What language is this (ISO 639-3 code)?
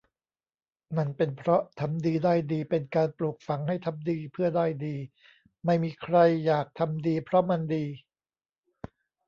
tha